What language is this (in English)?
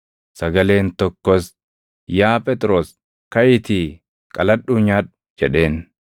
Oromo